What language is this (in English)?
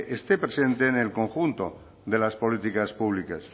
Spanish